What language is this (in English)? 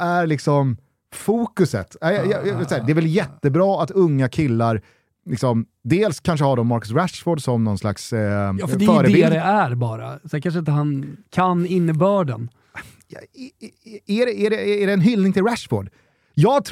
Swedish